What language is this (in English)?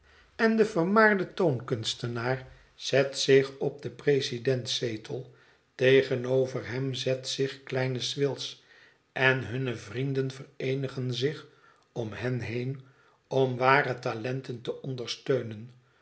Dutch